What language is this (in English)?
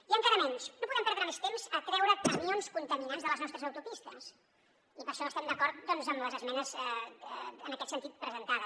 Catalan